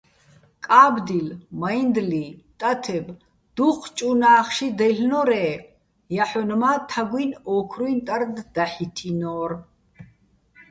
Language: Bats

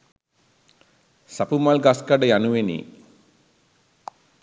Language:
Sinhala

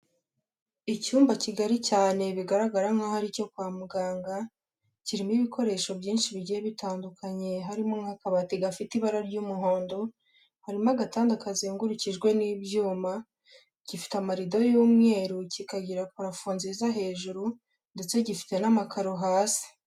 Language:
Kinyarwanda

